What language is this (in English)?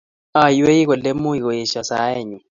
Kalenjin